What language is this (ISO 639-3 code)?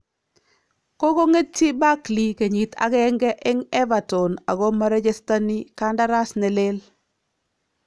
kln